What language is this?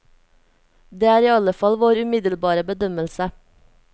Norwegian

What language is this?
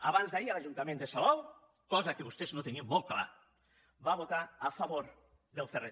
Catalan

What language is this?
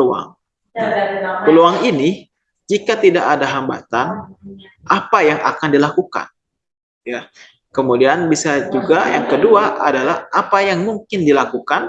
Indonesian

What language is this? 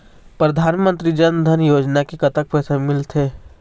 Chhattisgarhi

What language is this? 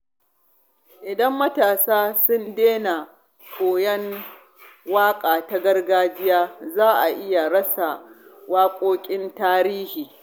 Hausa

